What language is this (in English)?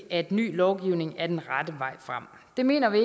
Danish